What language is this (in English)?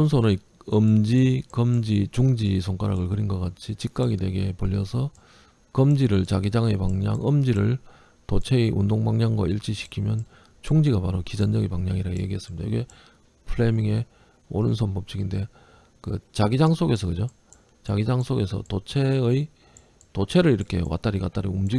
Korean